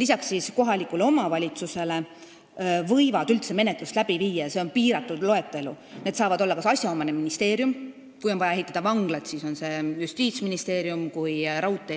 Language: Estonian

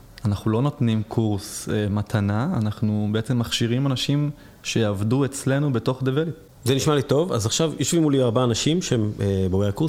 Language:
Hebrew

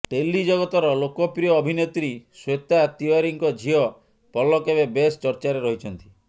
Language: Odia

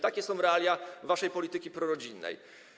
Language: Polish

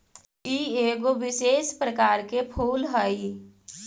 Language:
Magahi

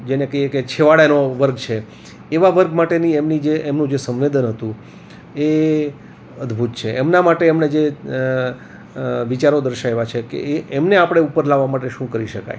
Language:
Gujarati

